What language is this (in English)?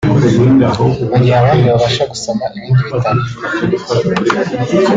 Kinyarwanda